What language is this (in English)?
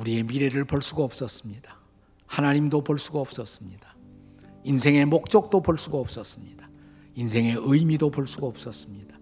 Korean